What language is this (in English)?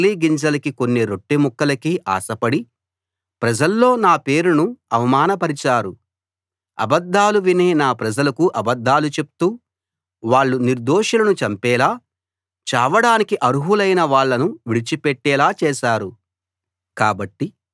Telugu